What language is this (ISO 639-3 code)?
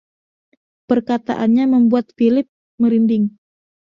ind